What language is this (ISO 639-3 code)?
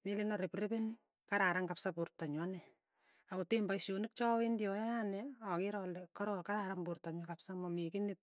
tuy